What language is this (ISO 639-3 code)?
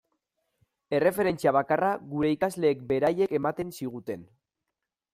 eus